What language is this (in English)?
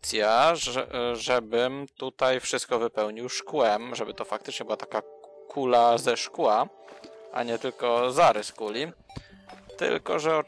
Polish